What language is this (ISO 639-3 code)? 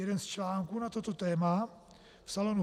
ces